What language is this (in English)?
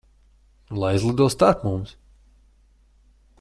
Latvian